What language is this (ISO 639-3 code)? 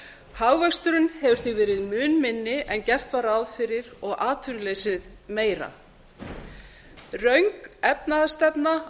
isl